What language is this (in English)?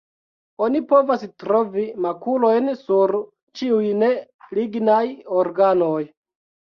Esperanto